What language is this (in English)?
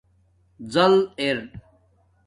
Domaaki